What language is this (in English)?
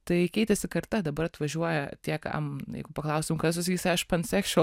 Lithuanian